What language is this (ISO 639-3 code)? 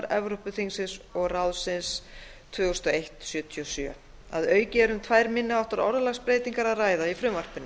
isl